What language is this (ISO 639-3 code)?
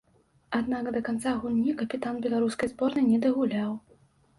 bel